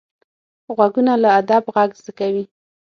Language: Pashto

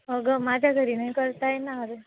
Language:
Marathi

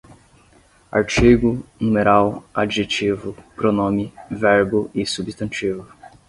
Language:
Portuguese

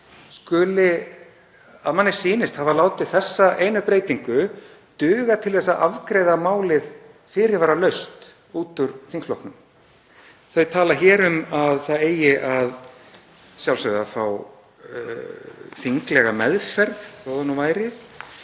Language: Icelandic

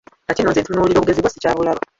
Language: Ganda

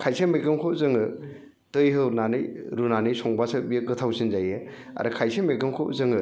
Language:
Bodo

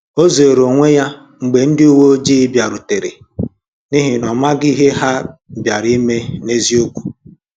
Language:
Igbo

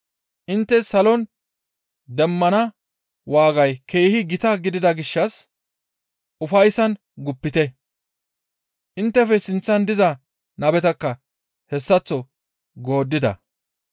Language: Gamo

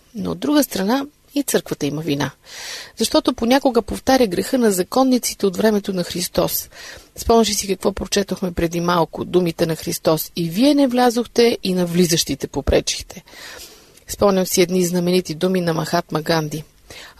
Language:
Bulgarian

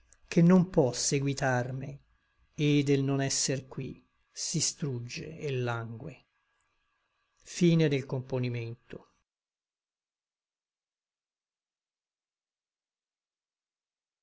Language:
Italian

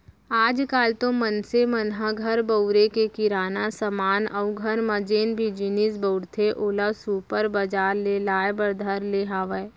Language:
Chhattisgarhi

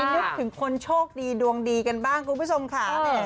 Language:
Thai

